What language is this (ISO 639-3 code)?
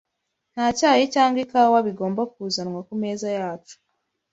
kin